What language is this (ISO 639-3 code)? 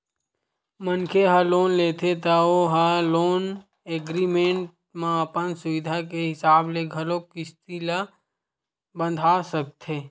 hne